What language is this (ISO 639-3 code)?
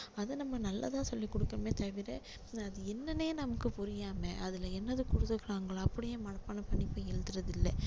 tam